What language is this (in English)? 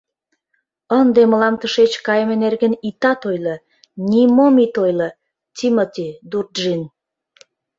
Mari